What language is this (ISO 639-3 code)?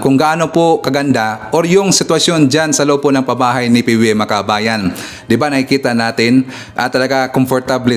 fil